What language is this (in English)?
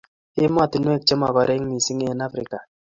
Kalenjin